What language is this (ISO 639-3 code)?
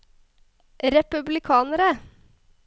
nor